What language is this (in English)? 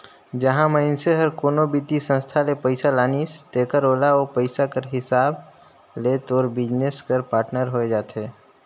Chhattisgarhi